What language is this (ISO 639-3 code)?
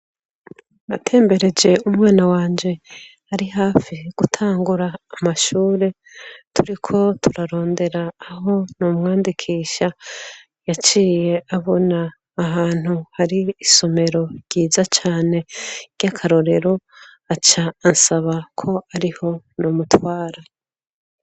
run